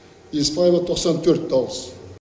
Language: Kazakh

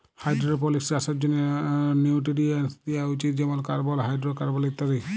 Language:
Bangla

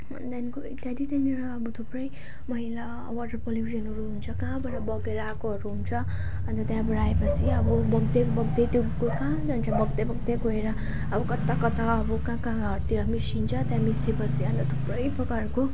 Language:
Nepali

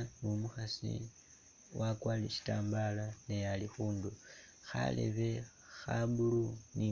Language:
Masaaba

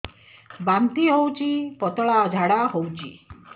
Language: Odia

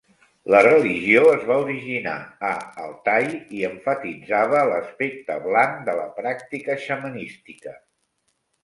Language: Catalan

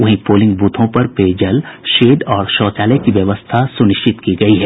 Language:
Hindi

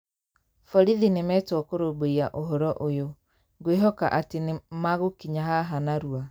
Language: Kikuyu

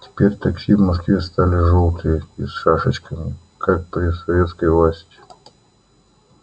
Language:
Russian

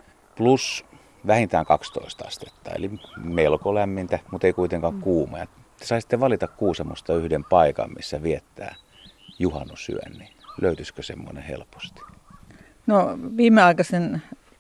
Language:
Finnish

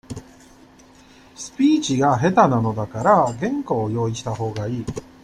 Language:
Japanese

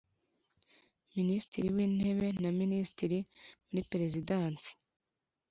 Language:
Kinyarwanda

